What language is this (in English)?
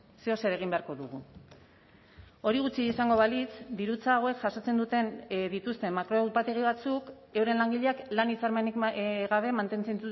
Basque